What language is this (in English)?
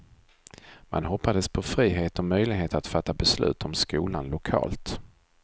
Swedish